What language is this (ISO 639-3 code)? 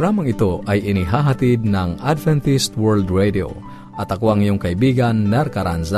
fil